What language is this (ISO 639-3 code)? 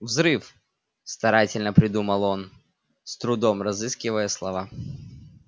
rus